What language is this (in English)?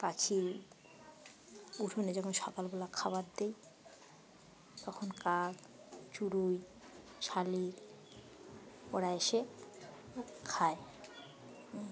Bangla